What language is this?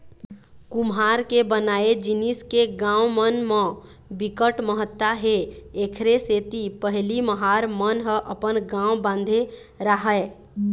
Chhattisgarhi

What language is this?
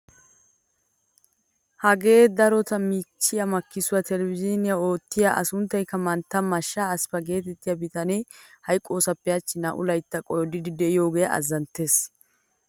Wolaytta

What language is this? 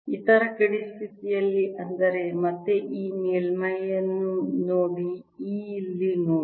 Kannada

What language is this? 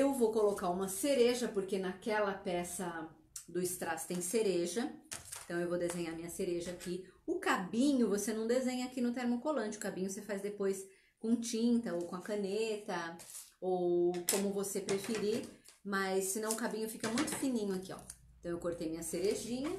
Portuguese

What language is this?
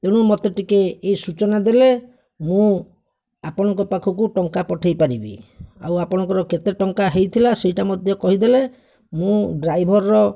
Odia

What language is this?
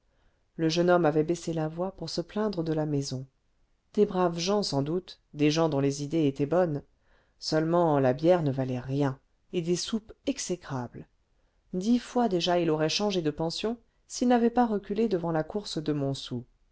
French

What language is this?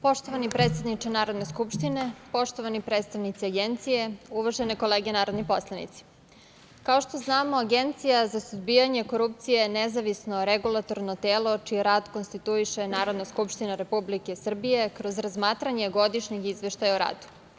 Serbian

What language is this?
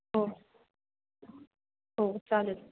Marathi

